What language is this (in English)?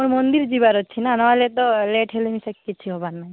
Odia